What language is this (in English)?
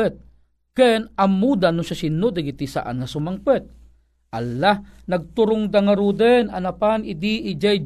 Filipino